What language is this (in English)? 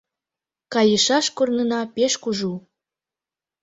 Mari